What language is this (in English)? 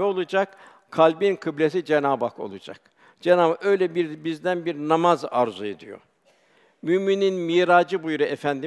Turkish